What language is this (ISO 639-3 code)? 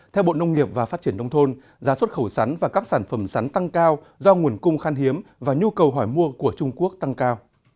vie